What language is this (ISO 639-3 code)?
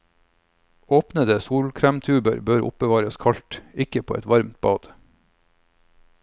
nor